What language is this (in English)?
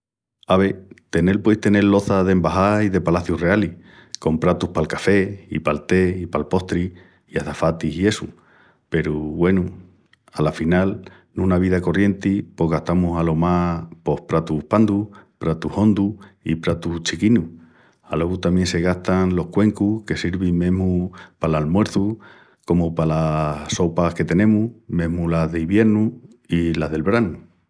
Extremaduran